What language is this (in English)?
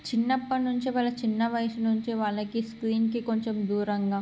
Telugu